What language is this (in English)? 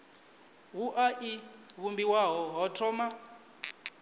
Venda